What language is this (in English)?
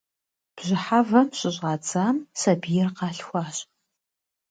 Kabardian